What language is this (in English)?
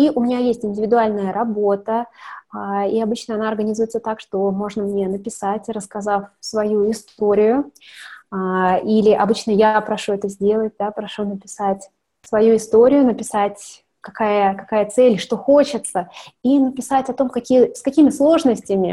Russian